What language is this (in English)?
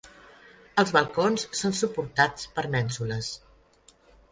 Catalan